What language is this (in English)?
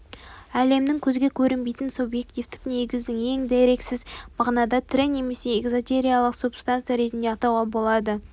Kazakh